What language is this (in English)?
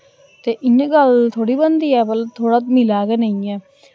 Dogri